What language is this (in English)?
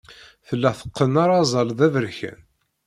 Kabyle